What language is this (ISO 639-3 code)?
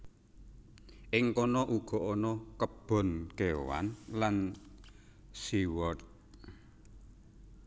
jav